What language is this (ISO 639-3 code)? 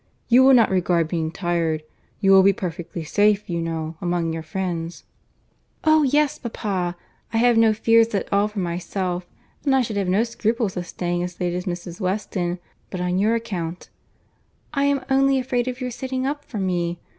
eng